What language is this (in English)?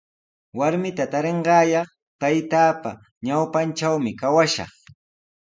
Sihuas Ancash Quechua